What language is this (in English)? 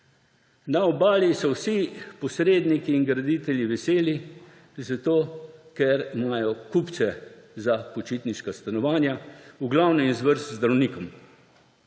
Slovenian